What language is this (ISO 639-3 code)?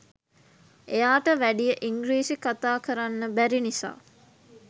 sin